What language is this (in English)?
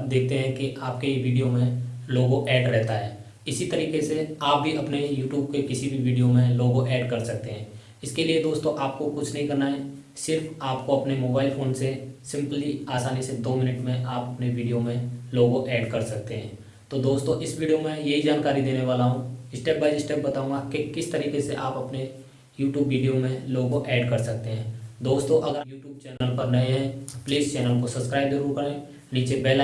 Hindi